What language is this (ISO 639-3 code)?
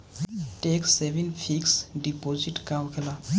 bho